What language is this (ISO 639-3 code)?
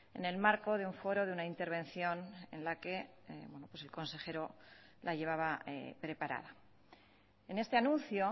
spa